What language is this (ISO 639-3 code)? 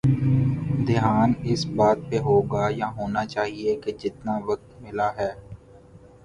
urd